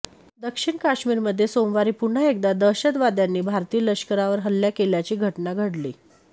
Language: Marathi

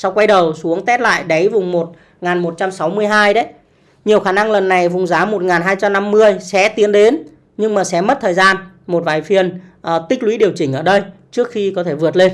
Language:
Vietnamese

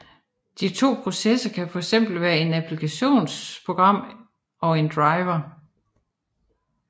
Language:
Danish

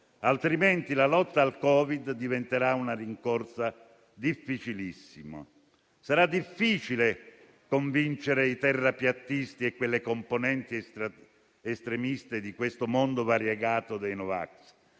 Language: Italian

